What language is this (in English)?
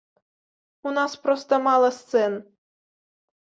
Belarusian